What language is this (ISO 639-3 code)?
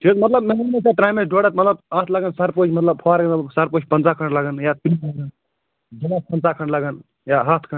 kas